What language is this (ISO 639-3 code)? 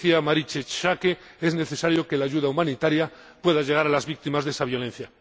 spa